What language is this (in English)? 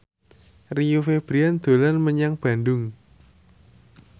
Javanese